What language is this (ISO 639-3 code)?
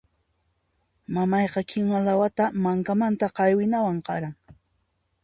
qxp